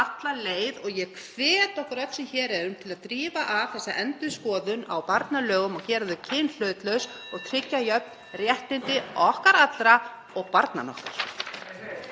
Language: Icelandic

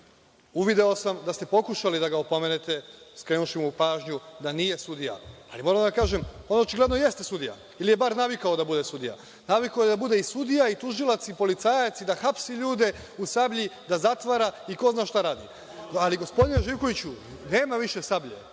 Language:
Serbian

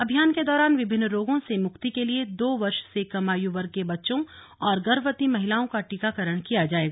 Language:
Hindi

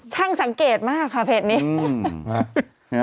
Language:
Thai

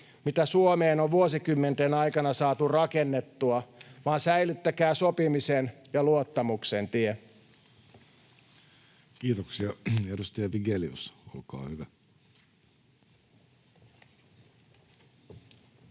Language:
Finnish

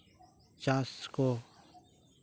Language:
Santali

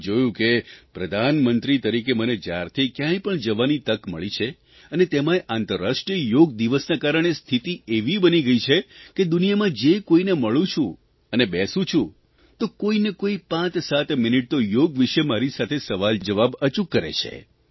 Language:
Gujarati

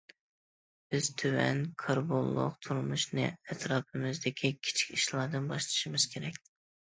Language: Uyghur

